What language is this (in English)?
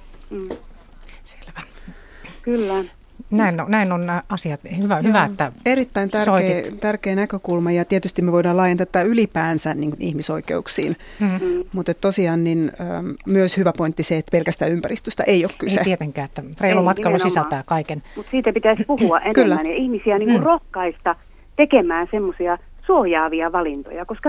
Finnish